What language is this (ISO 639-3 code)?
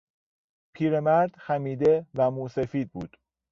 fas